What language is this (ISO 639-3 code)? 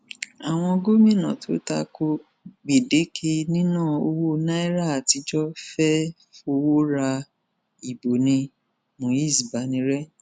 yor